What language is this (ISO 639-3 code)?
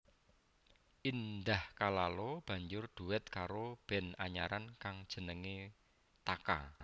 jav